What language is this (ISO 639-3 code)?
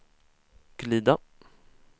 swe